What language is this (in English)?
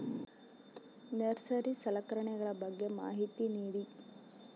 Kannada